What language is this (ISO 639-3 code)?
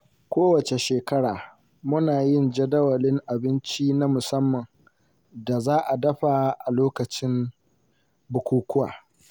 hau